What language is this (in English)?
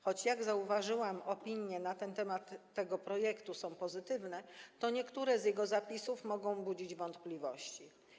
Polish